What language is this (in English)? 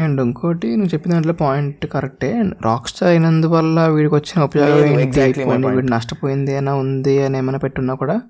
Telugu